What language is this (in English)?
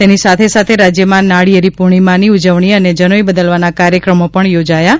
Gujarati